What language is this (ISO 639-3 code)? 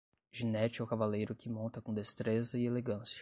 por